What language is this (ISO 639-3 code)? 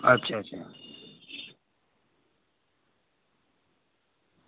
doi